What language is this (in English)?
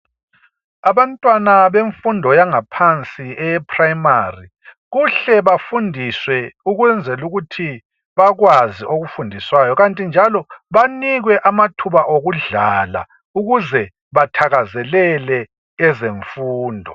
North Ndebele